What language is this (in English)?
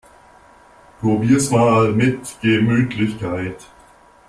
German